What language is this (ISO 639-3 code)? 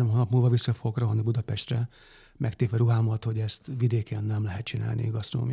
hun